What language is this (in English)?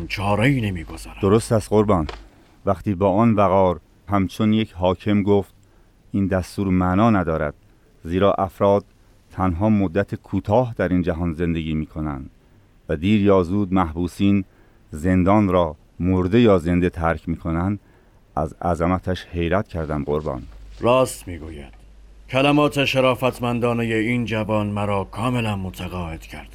Persian